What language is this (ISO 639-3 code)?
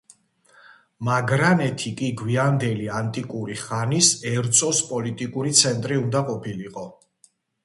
kat